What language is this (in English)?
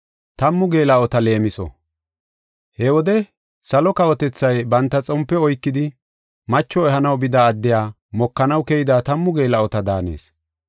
Gofa